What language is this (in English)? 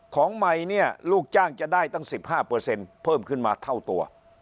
Thai